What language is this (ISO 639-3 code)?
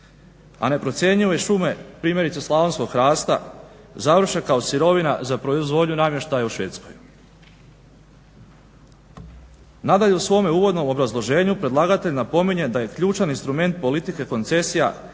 hrv